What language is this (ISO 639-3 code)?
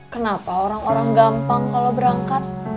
ind